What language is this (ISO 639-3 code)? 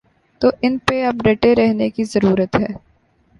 urd